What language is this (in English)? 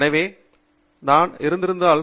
Tamil